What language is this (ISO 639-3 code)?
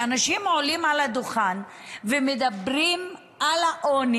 heb